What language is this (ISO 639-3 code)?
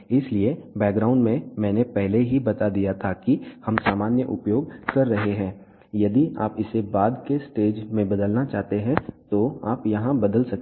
hin